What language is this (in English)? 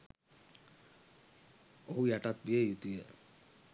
Sinhala